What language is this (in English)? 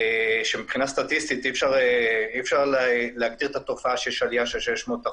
Hebrew